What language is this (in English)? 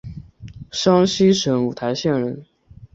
Chinese